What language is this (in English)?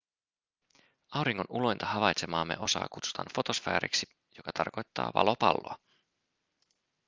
Finnish